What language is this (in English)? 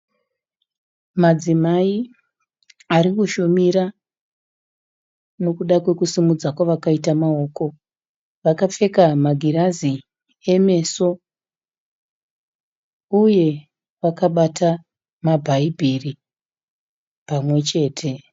Shona